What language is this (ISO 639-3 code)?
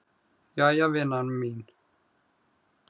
isl